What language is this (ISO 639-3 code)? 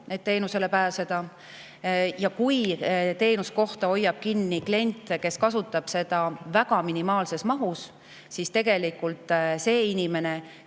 est